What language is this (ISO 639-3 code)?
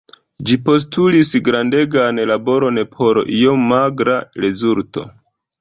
epo